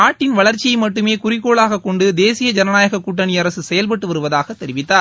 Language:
Tamil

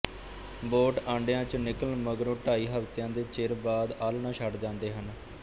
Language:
Punjabi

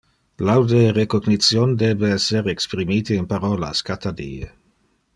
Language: Interlingua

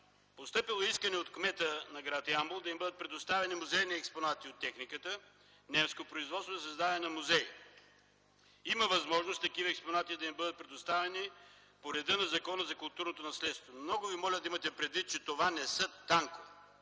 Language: Bulgarian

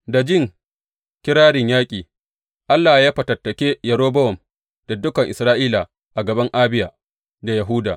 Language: Hausa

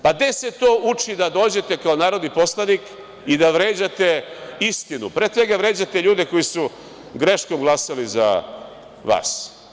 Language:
Serbian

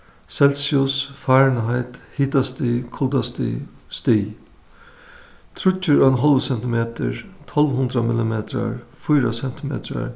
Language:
Faroese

